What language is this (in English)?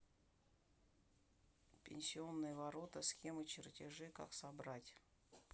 Russian